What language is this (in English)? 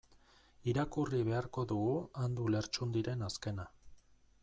Basque